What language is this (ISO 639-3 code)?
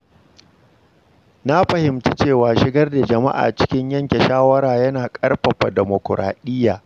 hau